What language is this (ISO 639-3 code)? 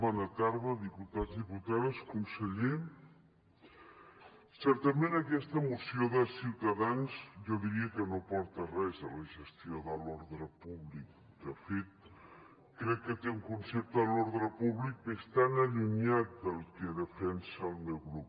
cat